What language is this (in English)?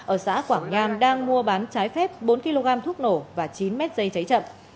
Vietnamese